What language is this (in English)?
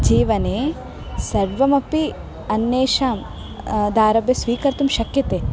Sanskrit